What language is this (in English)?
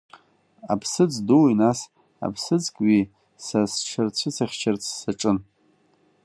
Abkhazian